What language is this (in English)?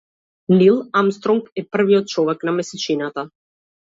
Macedonian